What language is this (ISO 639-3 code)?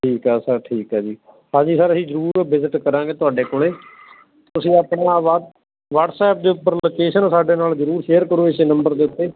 pan